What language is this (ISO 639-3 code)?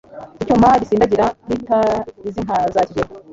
kin